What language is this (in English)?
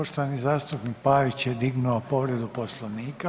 Croatian